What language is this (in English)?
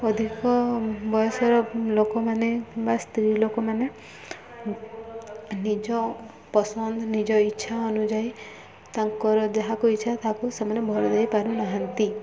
Odia